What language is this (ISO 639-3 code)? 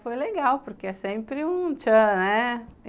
por